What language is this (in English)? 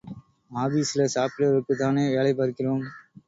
Tamil